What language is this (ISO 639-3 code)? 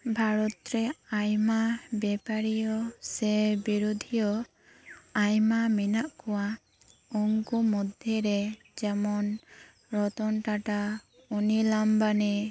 sat